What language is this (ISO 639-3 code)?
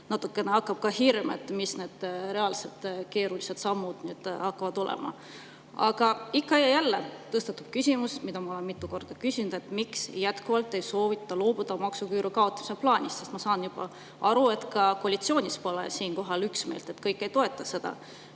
est